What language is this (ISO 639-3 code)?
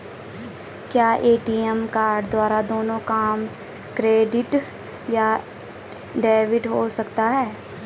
hin